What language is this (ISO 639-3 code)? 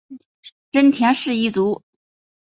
zho